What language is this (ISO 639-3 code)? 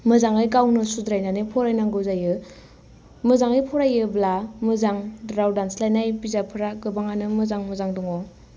brx